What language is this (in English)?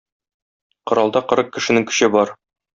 Tatar